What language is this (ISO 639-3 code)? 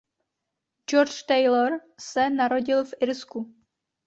ces